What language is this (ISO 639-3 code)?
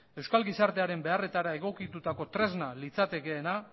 eus